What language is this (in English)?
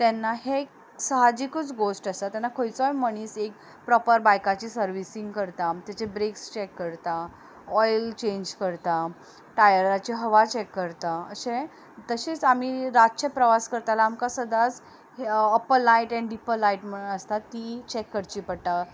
Konkani